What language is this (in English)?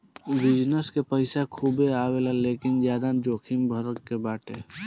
Bhojpuri